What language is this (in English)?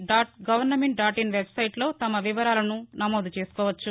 Telugu